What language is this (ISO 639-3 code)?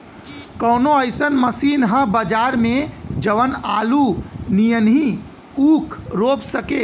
bho